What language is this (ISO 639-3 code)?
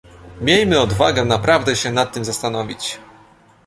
pol